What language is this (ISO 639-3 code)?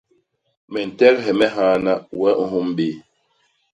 bas